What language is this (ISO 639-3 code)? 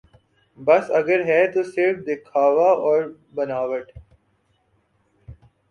urd